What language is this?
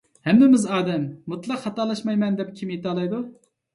Uyghur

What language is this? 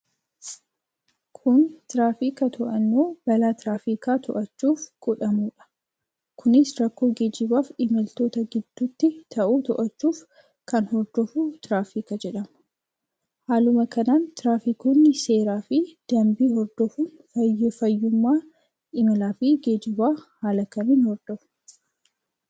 Oromo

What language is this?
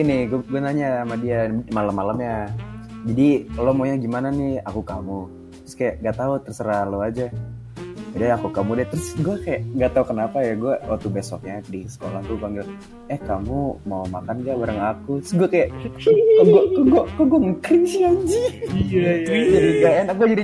Indonesian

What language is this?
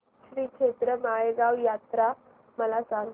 Marathi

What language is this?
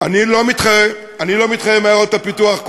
Hebrew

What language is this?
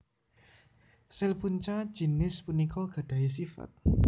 Javanese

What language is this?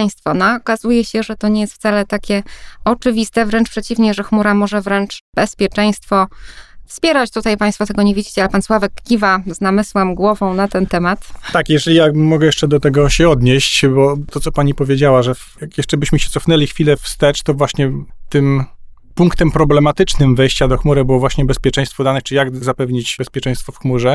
Polish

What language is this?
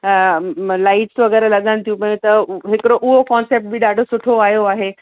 Sindhi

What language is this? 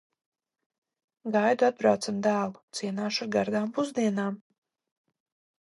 Latvian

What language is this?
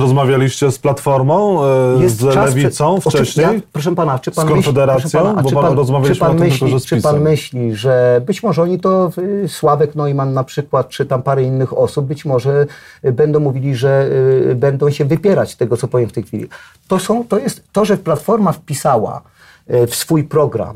Polish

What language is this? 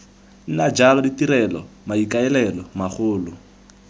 Tswana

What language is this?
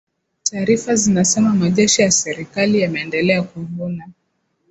Swahili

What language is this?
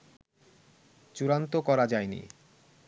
Bangla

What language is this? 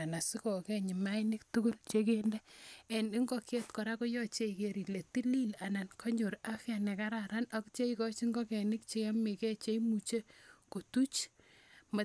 Kalenjin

